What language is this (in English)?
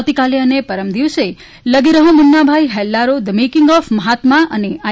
Gujarati